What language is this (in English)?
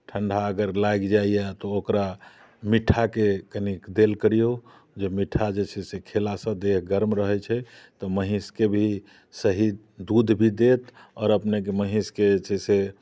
Maithili